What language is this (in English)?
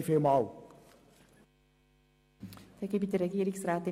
Swiss German